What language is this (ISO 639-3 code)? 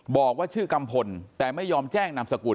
tha